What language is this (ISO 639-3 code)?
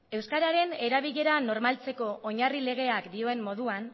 eus